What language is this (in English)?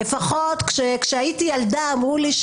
Hebrew